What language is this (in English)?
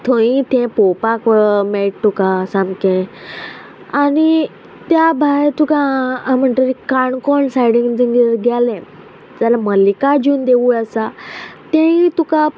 Konkani